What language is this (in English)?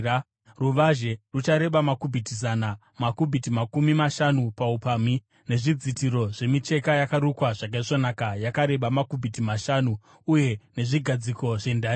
Shona